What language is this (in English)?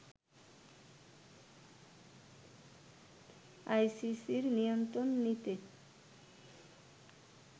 Bangla